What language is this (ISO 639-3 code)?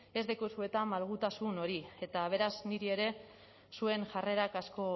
eus